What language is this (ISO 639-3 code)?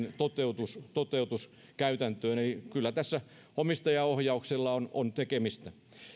fin